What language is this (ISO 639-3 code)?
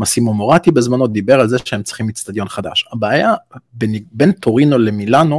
heb